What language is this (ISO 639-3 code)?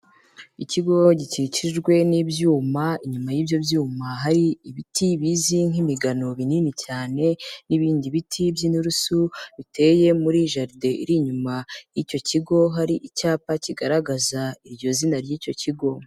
kin